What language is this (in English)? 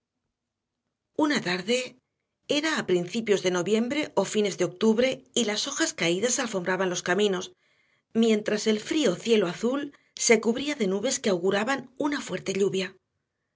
Spanish